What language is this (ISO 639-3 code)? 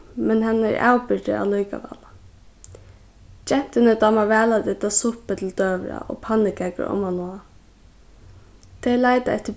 fao